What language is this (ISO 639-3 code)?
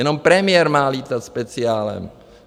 ces